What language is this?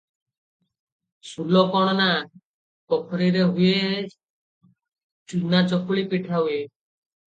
Odia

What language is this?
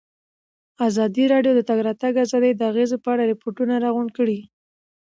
Pashto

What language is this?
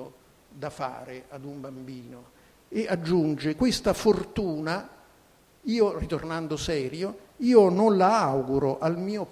Italian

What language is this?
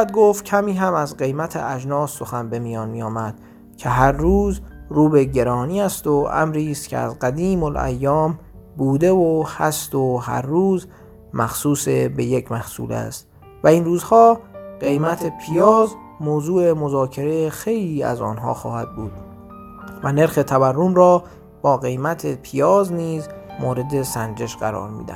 Persian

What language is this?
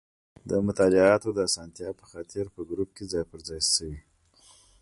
Pashto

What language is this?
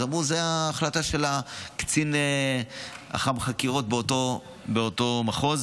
Hebrew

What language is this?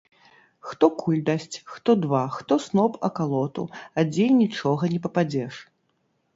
Belarusian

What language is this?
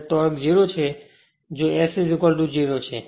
Gujarati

